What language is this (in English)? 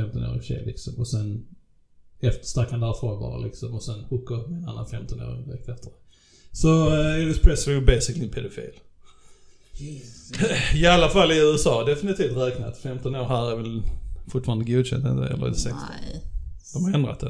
Swedish